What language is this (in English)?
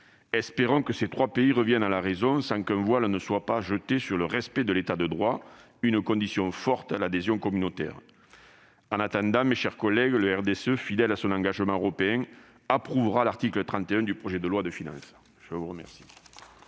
French